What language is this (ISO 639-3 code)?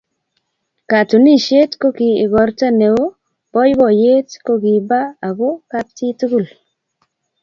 kln